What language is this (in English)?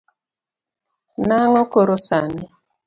Luo (Kenya and Tanzania)